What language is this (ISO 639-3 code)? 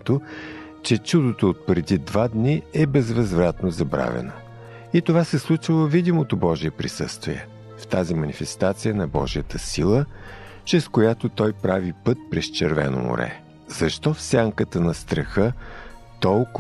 bul